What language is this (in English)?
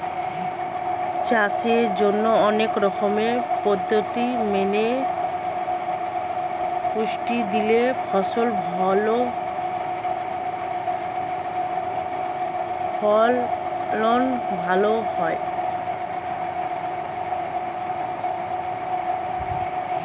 Bangla